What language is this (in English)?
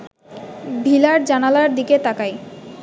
Bangla